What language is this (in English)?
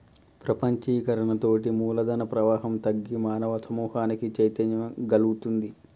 Telugu